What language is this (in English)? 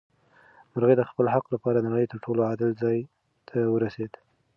Pashto